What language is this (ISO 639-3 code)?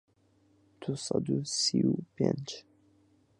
ckb